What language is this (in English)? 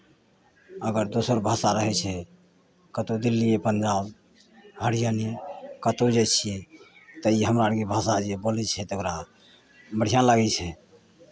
Maithili